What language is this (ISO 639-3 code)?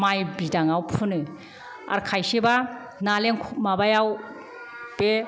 brx